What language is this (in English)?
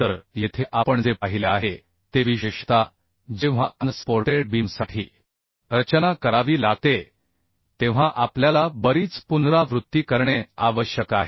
Marathi